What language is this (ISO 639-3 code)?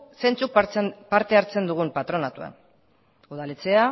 eus